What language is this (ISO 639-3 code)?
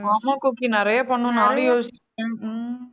tam